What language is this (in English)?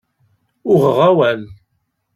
Kabyle